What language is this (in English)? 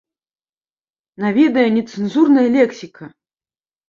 Belarusian